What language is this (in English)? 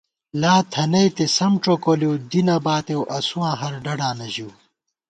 Gawar-Bati